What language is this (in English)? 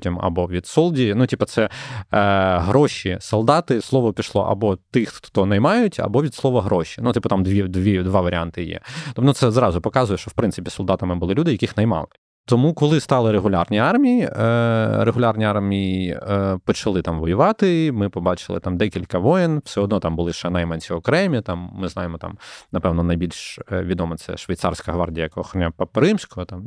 Ukrainian